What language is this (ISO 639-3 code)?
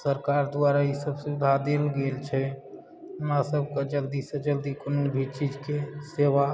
mai